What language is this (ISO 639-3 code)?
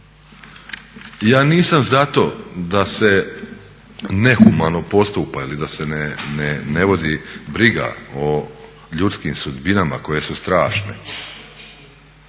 hrv